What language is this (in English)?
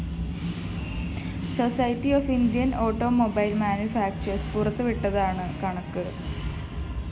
Malayalam